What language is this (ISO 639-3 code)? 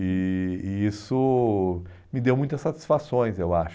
por